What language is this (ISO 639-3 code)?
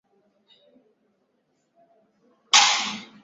swa